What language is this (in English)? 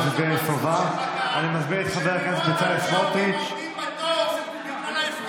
Hebrew